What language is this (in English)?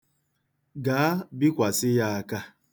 Igbo